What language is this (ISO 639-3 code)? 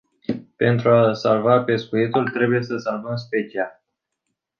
ron